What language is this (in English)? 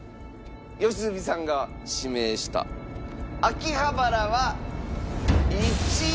Japanese